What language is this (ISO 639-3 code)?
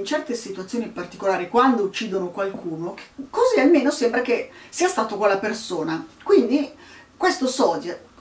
ita